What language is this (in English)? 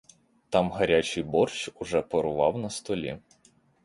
Ukrainian